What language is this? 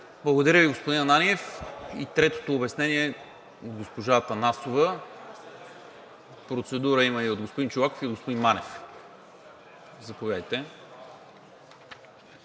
Bulgarian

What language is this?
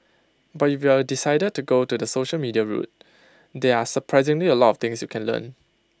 English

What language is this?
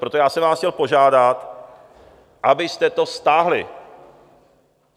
Czech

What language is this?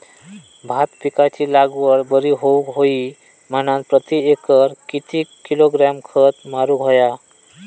Marathi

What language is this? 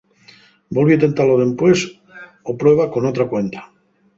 Asturian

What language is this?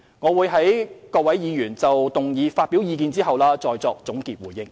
Cantonese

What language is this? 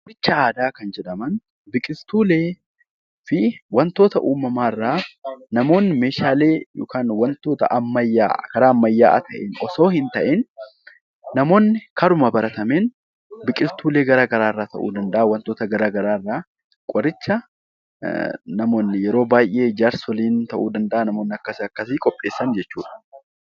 Oromo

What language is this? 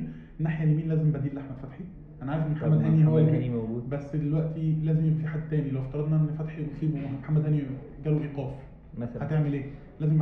Arabic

